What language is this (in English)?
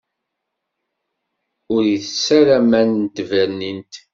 Kabyle